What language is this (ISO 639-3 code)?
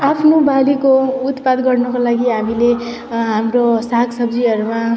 nep